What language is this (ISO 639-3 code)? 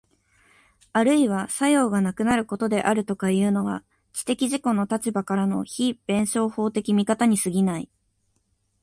jpn